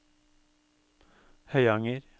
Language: Norwegian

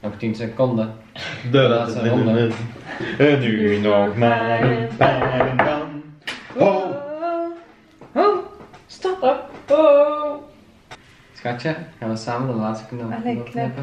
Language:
Dutch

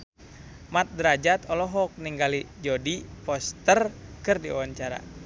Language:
Sundanese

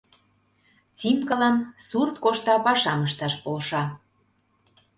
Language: Mari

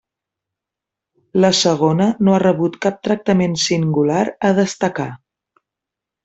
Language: Catalan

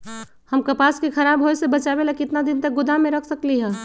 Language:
Magahi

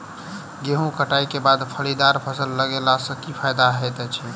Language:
Maithili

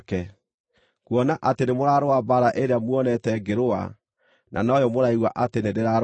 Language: Kikuyu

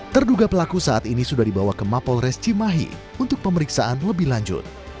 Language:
Indonesian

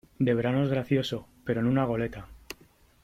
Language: Spanish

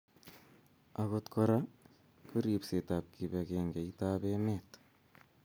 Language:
Kalenjin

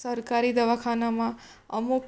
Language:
Gujarati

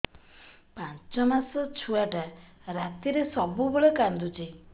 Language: Odia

